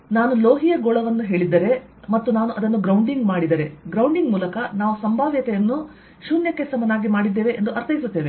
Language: Kannada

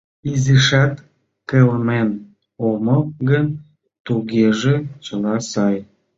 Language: Mari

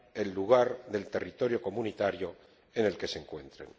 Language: Spanish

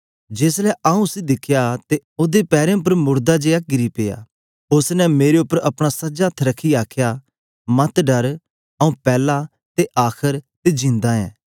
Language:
Dogri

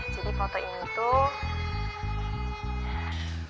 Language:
Indonesian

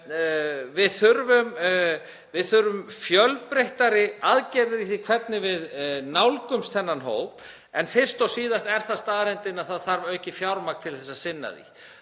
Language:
Icelandic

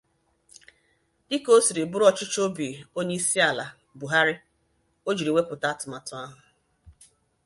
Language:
Igbo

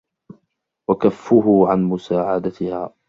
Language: Arabic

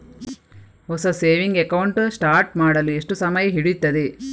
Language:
Kannada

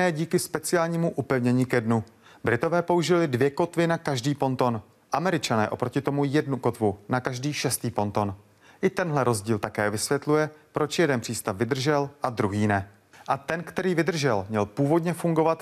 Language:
Czech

